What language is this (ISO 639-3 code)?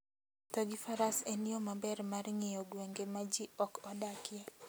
luo